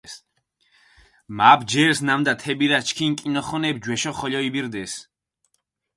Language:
Mingrelian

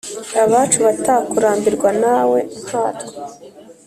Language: Kinyarwanda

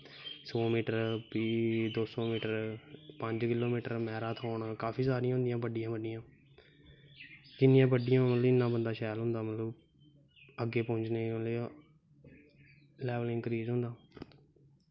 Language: Dogri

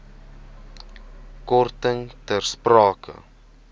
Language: Afrikaans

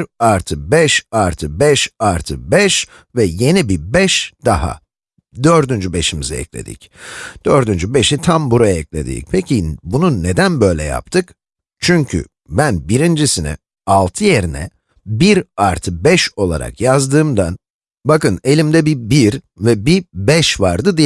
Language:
Turkish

